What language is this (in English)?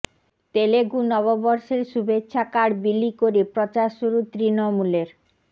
Bangla